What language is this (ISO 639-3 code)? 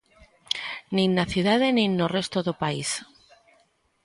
glg